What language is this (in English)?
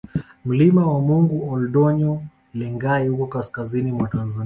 Swahili